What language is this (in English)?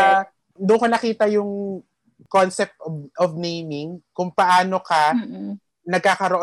Filipino